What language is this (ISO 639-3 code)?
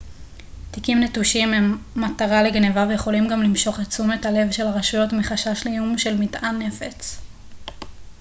heb